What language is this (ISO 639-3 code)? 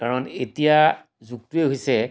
asm